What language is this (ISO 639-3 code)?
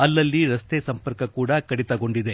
kan